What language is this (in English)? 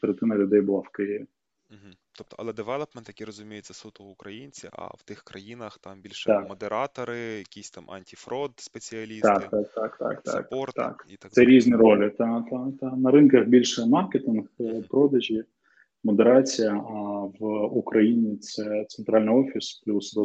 Ukrainian